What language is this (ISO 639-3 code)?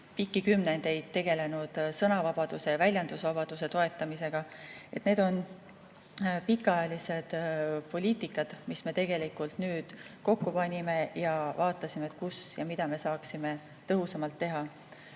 est